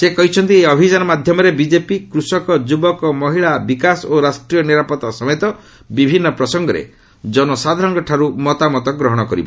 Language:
Odia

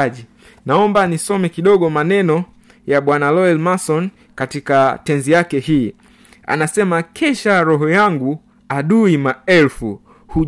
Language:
Swahili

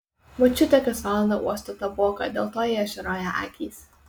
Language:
Lithuanian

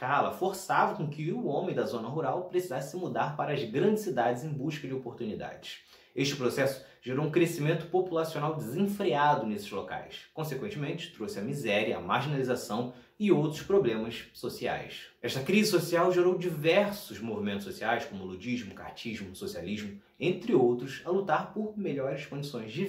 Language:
Portuguese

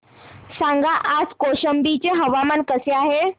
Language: Marathi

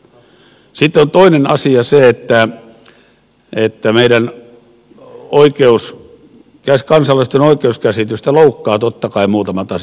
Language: Finnish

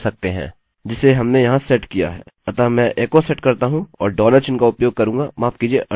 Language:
Hindi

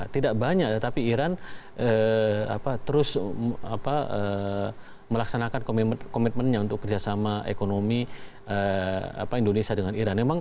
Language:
Indonesian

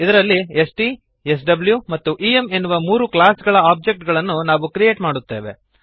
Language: Kannada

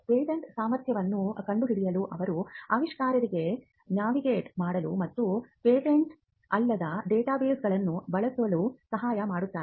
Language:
Kannada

